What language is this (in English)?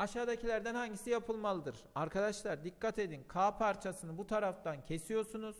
Turkish